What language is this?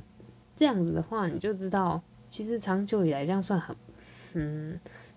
Chinese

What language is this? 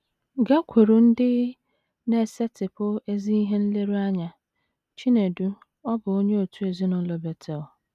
Igbo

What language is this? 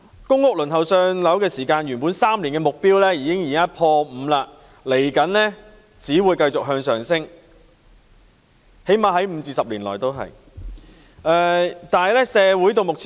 Cantonese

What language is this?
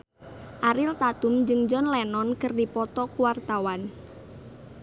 Sundanese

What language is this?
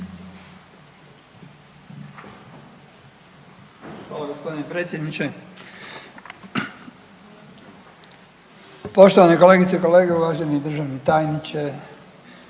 Croatian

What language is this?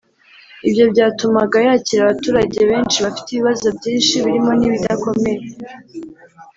Kinyarwanda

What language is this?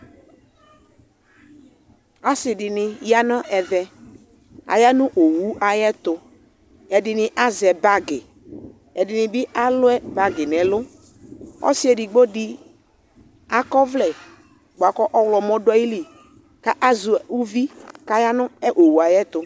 Ikposo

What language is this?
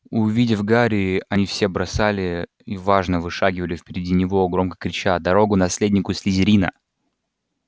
Russian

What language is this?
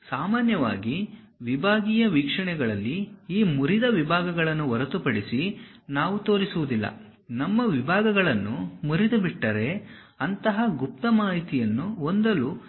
Kannada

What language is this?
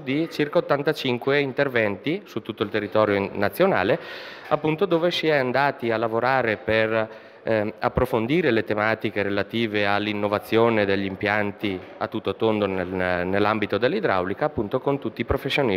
Italian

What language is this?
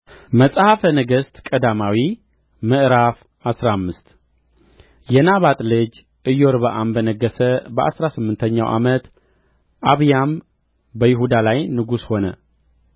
Amharic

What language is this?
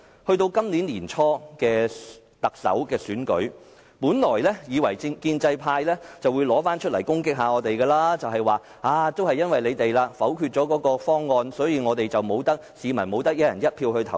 Cantonese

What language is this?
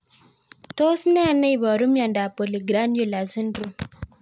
Kalenjin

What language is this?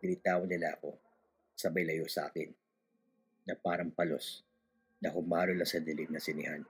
Filipino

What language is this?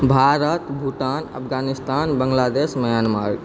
Maithili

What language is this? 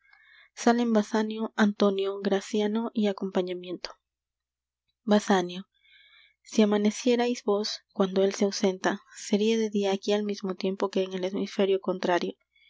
Spanish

